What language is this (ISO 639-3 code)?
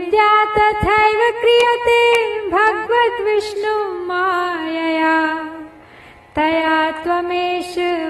hin